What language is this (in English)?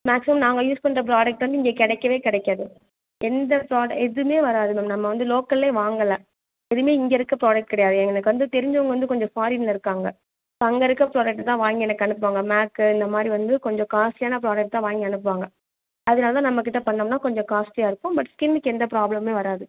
Tamil